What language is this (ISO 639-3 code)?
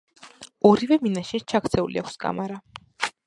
kat